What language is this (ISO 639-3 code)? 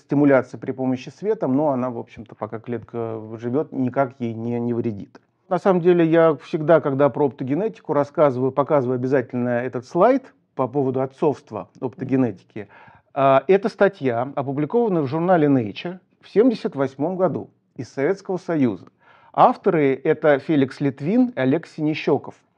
rus